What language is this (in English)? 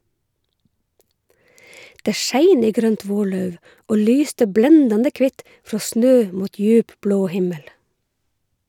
Norwegian